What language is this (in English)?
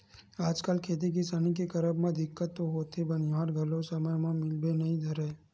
Chhattisgarhi